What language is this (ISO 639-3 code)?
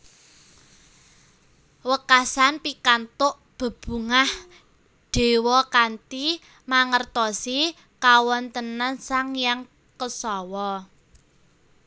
jav